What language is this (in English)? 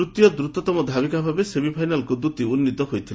Odia